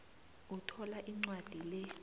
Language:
South Ndebele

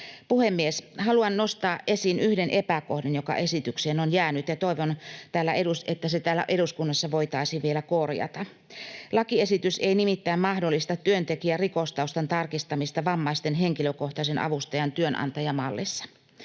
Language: Finnish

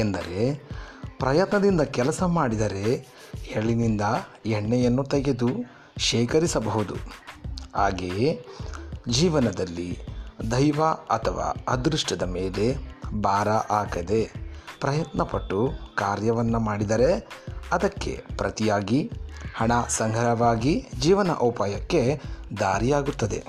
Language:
Kannada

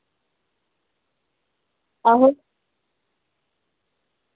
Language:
Dogri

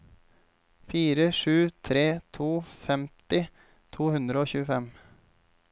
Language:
Norwegian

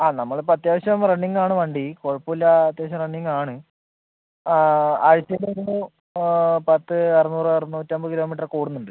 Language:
Malayalam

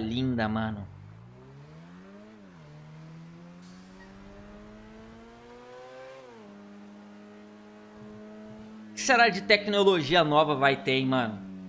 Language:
Portuguese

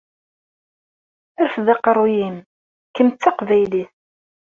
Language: Kabyle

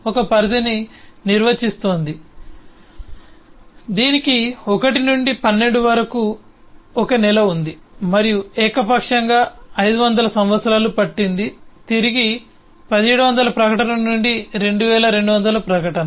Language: Telugu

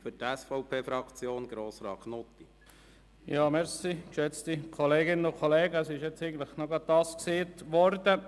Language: Swiss German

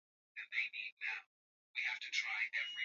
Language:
Swahili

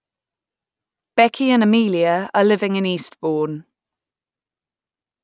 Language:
English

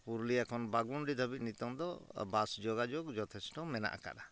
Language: Santali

